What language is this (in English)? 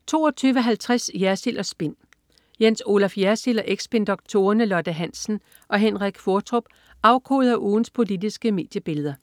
Danish